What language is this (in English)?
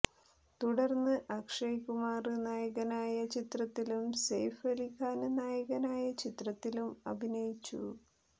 Malayalam